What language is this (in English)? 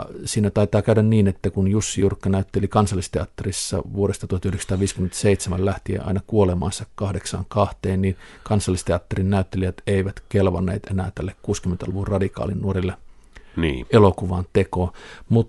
Finnish